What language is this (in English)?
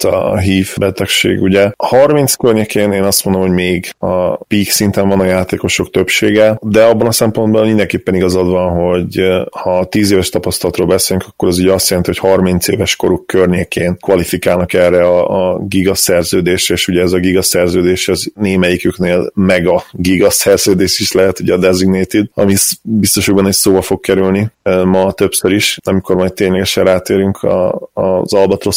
Hungarian